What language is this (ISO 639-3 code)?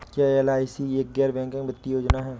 hin